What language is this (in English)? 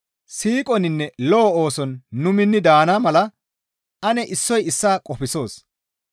Gamo